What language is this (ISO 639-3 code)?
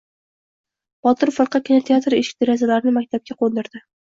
uzb